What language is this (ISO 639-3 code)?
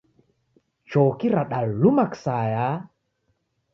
dav